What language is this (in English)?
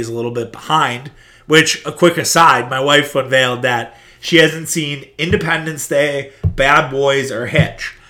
English